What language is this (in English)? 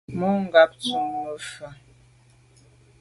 Medumba